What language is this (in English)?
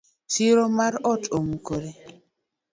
Luo (Kenya and Tanzania)